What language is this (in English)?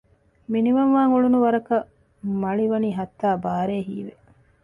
Divehi